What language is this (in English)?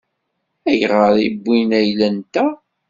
Kabyle